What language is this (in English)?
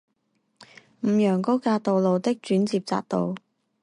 Chinese